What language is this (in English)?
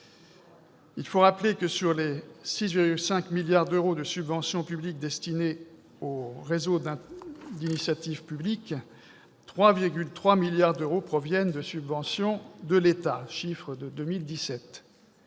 French